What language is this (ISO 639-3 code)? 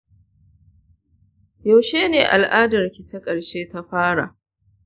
hau